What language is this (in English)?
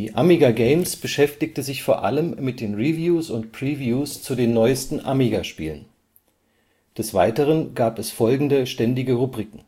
German